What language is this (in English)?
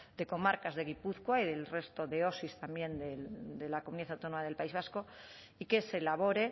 Spanish